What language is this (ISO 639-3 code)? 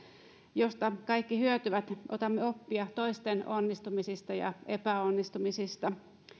fin